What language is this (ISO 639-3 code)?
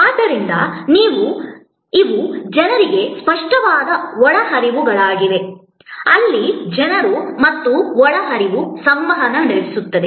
kan